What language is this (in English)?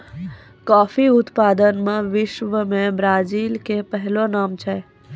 Maithili